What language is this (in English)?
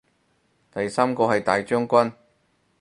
Cantonese